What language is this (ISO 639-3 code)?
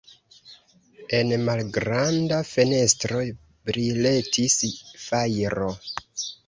epo